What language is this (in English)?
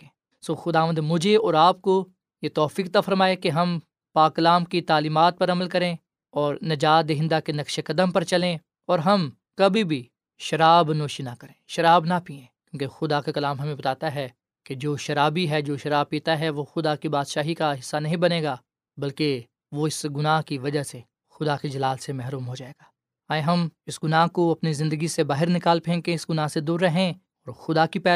Urdu